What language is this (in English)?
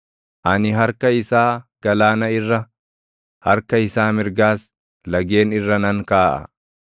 Oromo